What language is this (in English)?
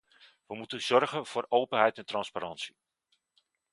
Dutch